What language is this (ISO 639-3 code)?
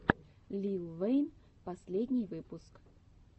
rus